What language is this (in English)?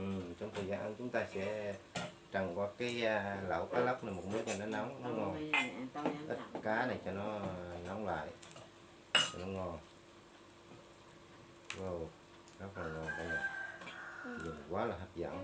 Vietnamese